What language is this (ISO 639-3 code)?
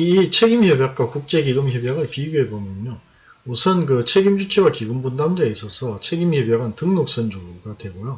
kor